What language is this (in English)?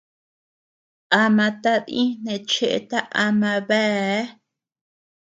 Tepeuxila Cuicatec